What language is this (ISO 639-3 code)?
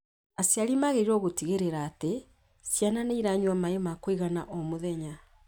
kik